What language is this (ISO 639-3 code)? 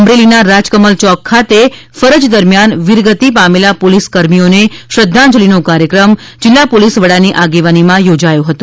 guj